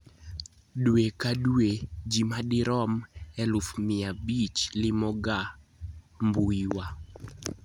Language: Luo (Kenya and Tanzania)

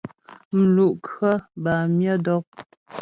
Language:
Ghomala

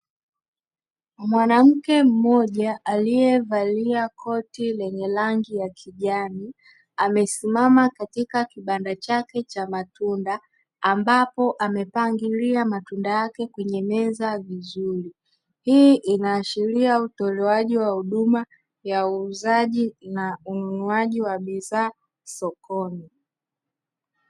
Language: Swahili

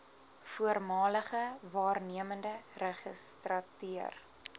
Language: Afrikaans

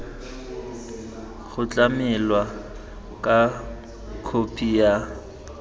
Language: Tswana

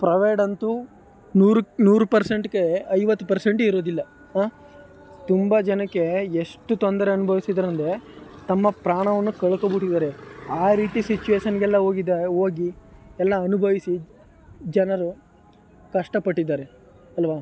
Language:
Kannada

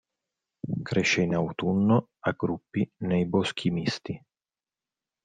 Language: Italian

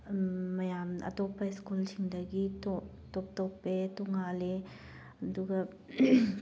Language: Manipuri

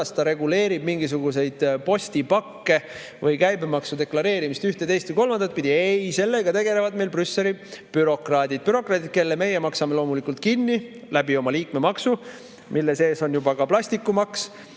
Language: Estonian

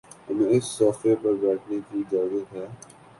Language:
Urdu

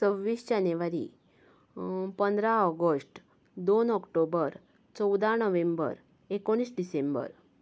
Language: Konkani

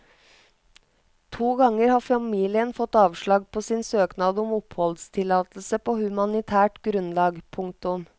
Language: Norwegian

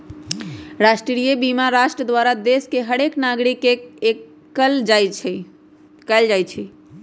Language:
Magahi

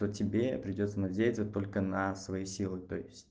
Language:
Russian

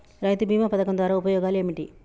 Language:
Telugu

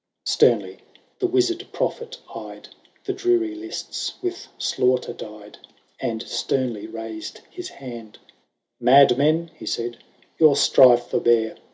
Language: English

